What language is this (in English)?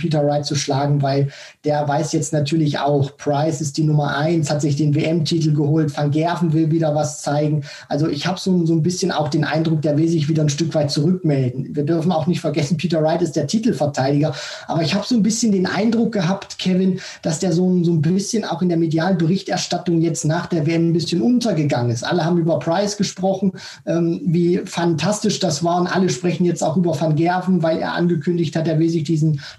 German